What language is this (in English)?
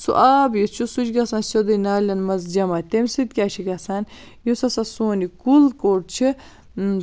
Kashmiri